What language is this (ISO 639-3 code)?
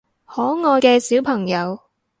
yue